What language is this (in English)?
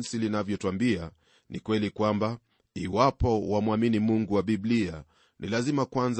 Swahili